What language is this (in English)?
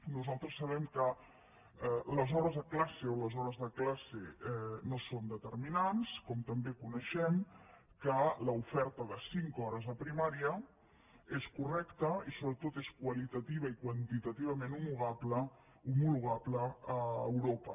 Catalan